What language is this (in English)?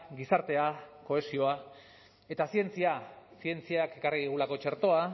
Basque